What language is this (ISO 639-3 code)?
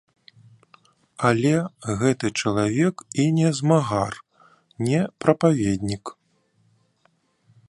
bel